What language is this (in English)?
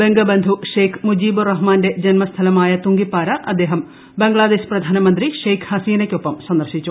Malayalam